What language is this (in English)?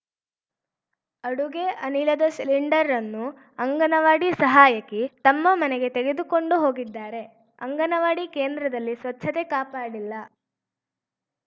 Kannada